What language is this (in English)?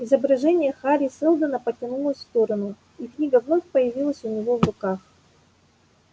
Russian